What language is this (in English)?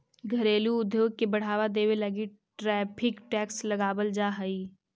Magahi